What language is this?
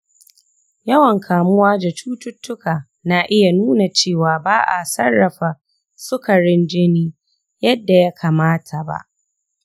Hausa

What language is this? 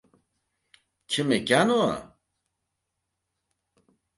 Uzbek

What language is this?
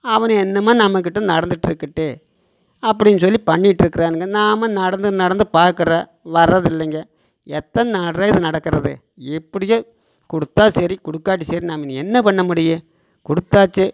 Tamil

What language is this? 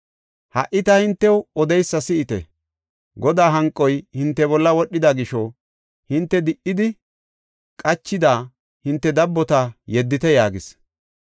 Gofa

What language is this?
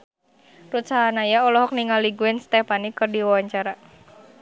Sundanese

